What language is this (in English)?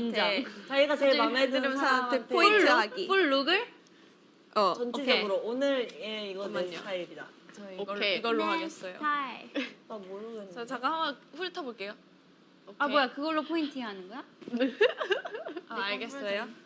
Korean